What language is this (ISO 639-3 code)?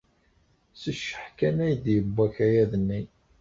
kab